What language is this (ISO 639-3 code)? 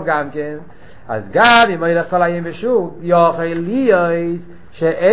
heb